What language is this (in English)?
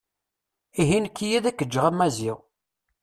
Kabyle